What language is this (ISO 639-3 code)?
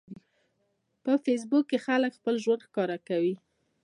pus